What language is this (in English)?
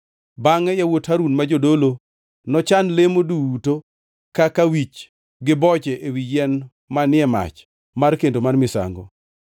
Luo (Kenya and Tanzania)